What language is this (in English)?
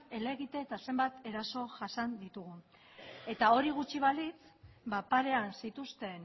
Basque